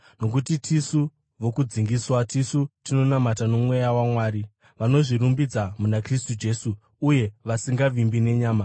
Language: Shona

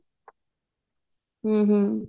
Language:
Punjabi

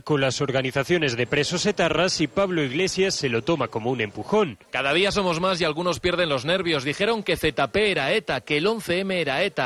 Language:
Spanish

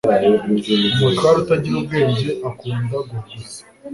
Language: Kinyarwanda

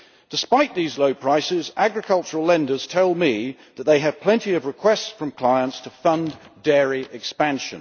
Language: English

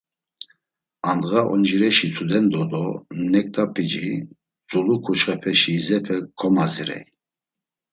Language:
Laz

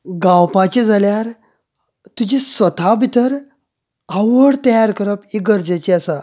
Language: Konkani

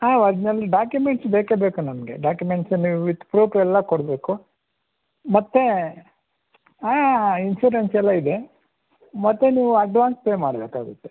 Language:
Kannada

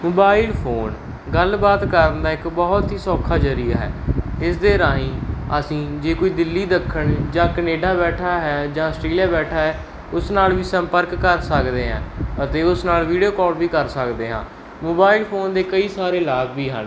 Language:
Punjabi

